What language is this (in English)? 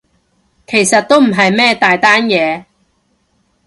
Cantonese